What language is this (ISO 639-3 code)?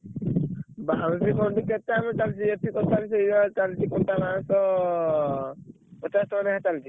ori